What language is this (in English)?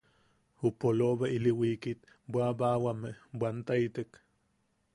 Yaqui